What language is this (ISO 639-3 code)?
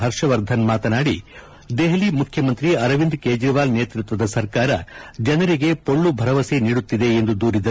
kan